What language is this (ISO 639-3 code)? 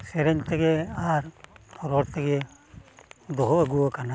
sat